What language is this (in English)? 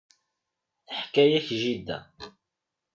Kabyle